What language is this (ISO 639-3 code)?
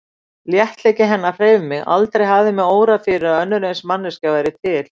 isl